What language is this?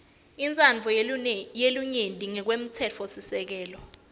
Swati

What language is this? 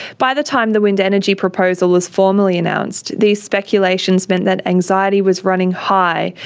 English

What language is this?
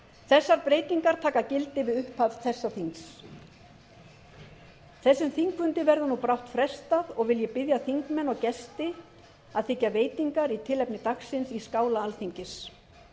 Icelandic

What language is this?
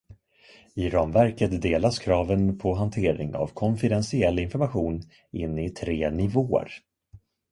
Swedish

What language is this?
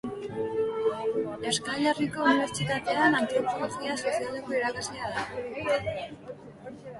Basque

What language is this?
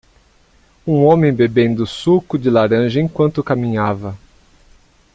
Portuguese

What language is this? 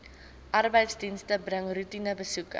Afrikaans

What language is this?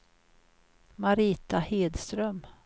Swedish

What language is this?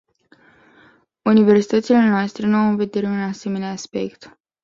Romanian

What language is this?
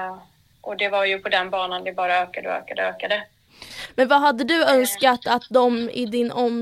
Swedish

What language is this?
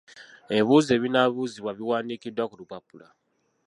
Ganda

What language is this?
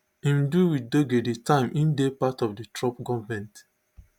Nigerian Pidgin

